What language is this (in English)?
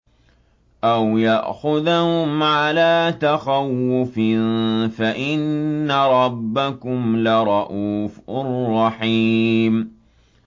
Arabic